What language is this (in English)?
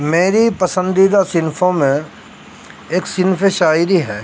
Urdu